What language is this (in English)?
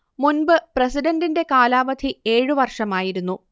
Malayalam